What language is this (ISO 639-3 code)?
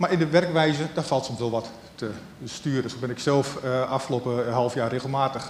nld